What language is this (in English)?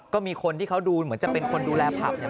Thai